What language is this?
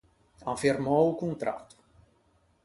Ligurian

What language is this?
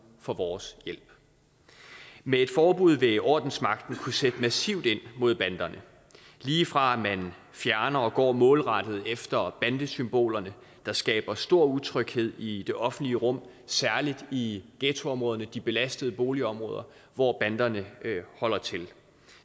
Danish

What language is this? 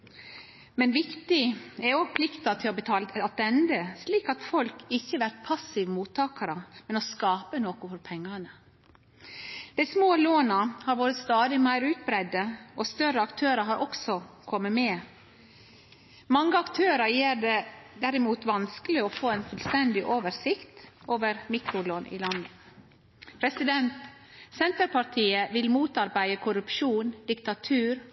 Norwegian Nynorsk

